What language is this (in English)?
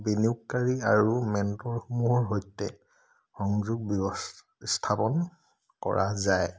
Assamese